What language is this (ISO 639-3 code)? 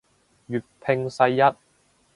yue